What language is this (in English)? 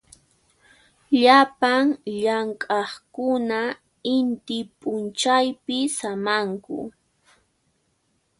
Puno Quechua